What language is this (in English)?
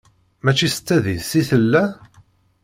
Kabyle